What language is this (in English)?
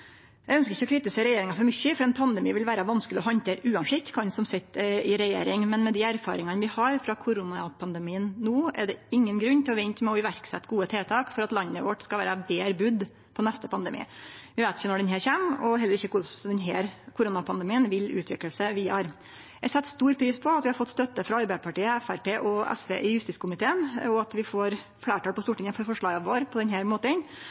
Norwegian Nynorsk